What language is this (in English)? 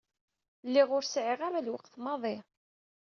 Kabyle